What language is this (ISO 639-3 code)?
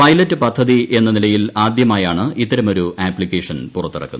mal